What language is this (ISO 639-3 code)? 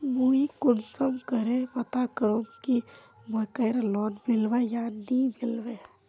mag